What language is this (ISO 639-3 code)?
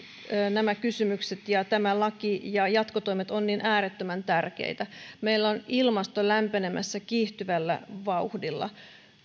fin